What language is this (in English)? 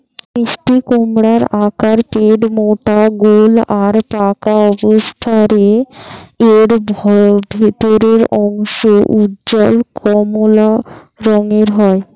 Bangla